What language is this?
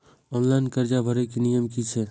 Maithili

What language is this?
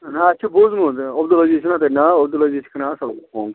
Kashmiri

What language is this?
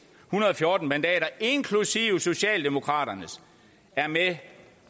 Danish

